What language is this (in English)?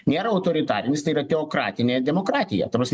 Lithuanian